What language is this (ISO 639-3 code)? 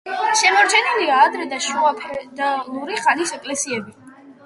kat